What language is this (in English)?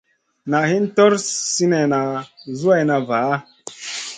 Masana